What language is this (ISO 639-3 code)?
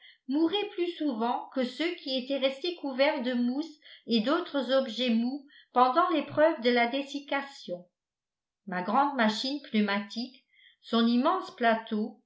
fra